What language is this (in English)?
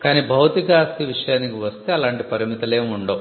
Telugu